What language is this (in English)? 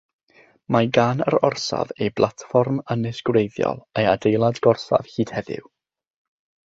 Welsh